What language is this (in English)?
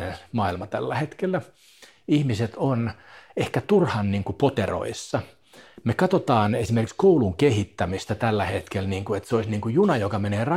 Finnish